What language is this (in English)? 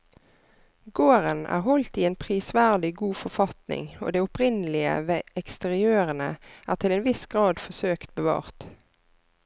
Norwegian